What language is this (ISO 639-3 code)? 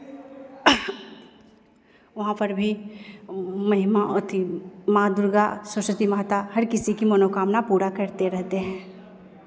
hin